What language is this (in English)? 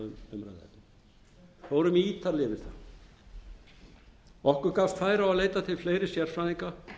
Icelandic